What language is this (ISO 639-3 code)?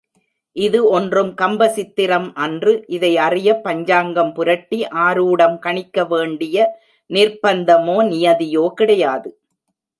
tam